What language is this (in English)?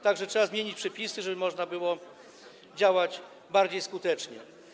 Polish